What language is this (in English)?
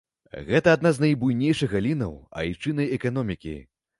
Belarusian